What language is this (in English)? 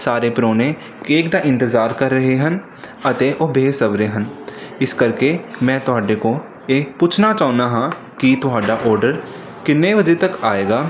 Punjabi